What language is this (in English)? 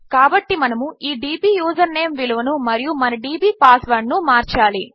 Telugu